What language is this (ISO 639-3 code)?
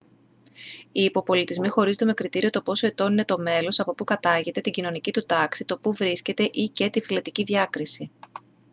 ell